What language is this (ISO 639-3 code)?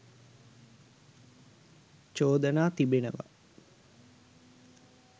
sin